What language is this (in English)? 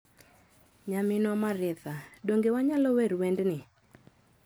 Luo (Kenya and Tanzania)